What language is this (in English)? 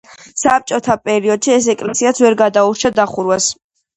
Georgian